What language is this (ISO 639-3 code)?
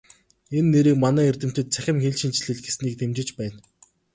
mon